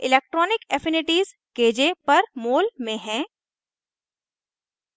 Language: Hindi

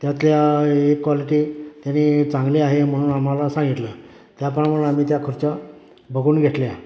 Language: Marathi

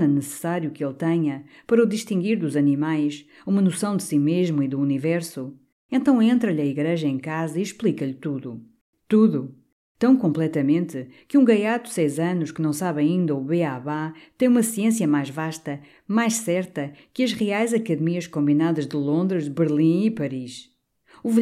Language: Portuguese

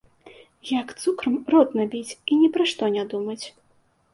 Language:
Belarusian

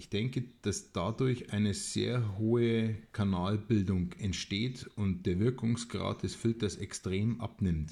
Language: German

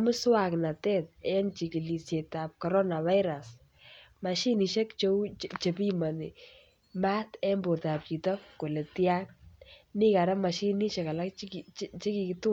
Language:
Kalenjin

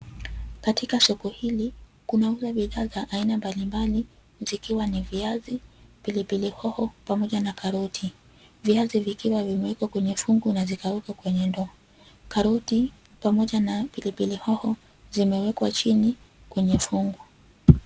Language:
Swahili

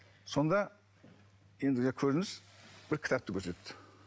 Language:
Kazakh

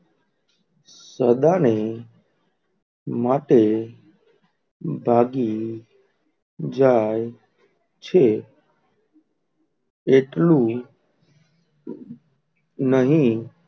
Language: Gujarati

